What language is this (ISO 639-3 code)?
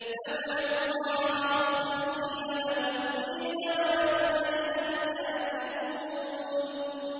ara